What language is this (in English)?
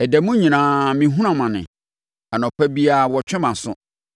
Akan